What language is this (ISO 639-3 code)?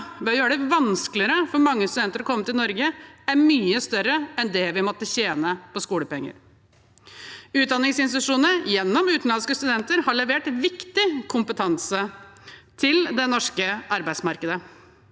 nor